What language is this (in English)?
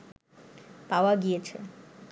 Bangla